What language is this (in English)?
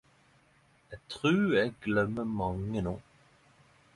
Norwegian Nynorsk